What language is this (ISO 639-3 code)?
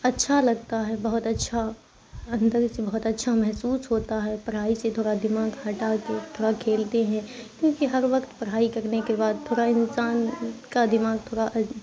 urd